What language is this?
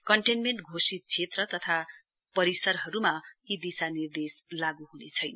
Nepali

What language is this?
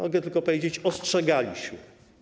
Polish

